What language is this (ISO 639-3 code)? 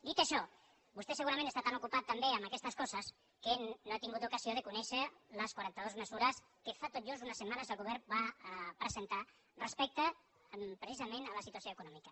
cat